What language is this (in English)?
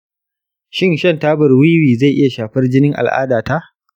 Hausa